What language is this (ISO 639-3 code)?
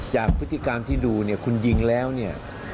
tha